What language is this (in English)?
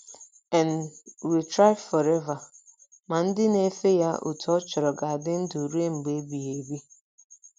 Igbo